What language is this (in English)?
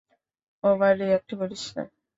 Bangla